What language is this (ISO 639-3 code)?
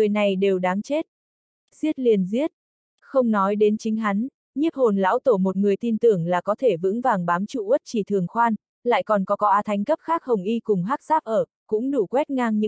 vie